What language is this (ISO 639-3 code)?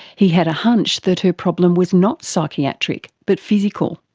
eng